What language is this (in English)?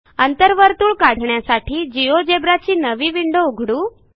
Marathi